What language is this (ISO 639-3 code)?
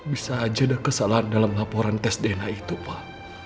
ind